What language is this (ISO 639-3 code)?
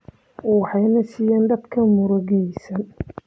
som